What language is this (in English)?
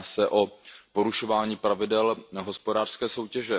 Czech